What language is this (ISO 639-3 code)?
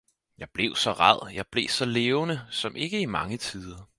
dan